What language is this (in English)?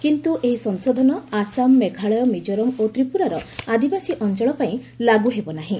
Odia